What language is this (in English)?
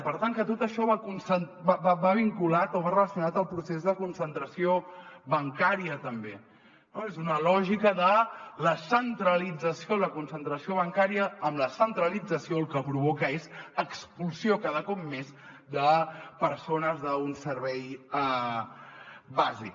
Catalan